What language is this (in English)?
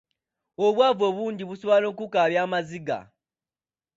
Ganda